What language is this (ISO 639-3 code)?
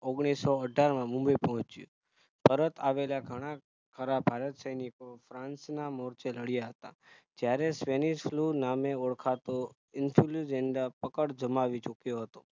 guj